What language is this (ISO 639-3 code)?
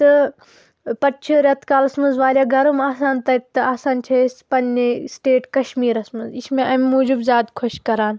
kas